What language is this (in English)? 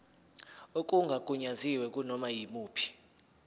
Zulu